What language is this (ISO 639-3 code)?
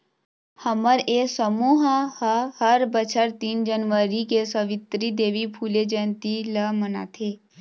hne